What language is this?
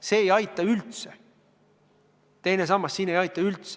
Estonian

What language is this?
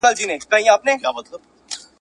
Pashto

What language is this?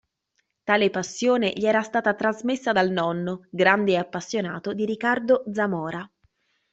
Italian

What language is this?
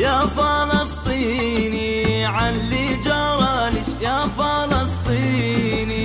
Arabic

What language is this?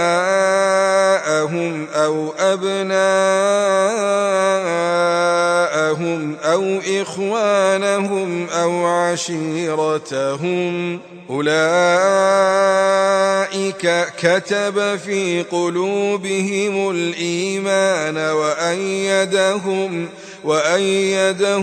Arabic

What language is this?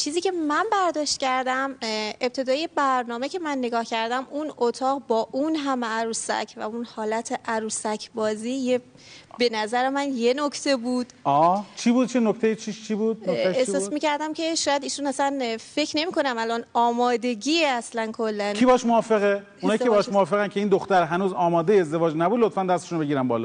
Persian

